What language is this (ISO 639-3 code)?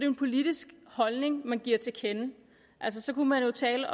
dan